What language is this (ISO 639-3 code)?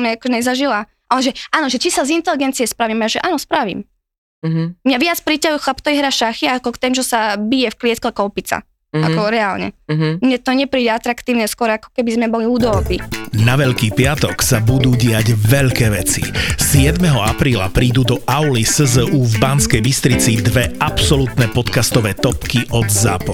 slk